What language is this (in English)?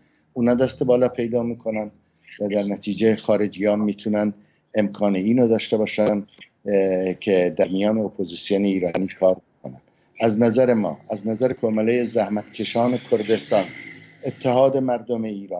Persian